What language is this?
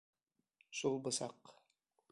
Bashkir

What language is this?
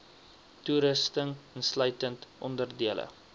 Afrikaans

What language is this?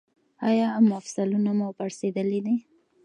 Pashto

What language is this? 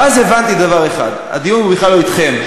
Hebrew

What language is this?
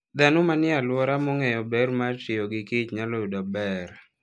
Luo (Kenya and Tanzania)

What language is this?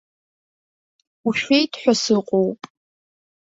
Abkhazian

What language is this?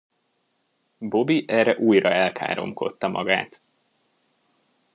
Hungarian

